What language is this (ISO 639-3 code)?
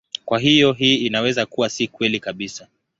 swa